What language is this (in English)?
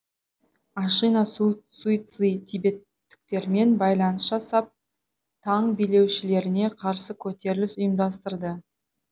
Kazakh